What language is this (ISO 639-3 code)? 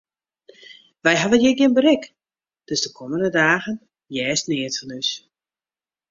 fry